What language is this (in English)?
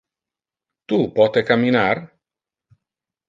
Interlingua